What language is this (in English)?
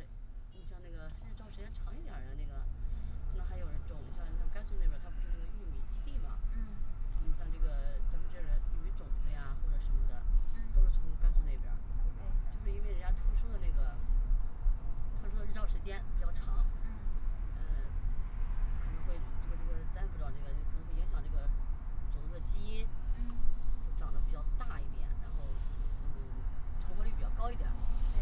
Chinese